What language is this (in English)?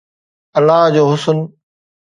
Sindhi